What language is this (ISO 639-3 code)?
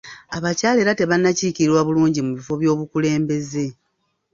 lug